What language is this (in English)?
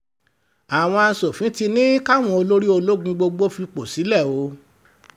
Yoruba